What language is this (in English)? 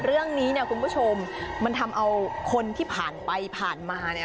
Thai